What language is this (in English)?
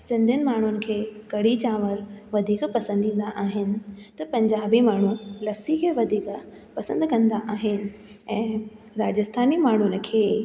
Sindhi